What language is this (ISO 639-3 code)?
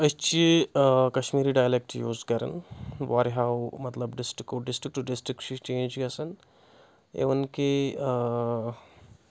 kas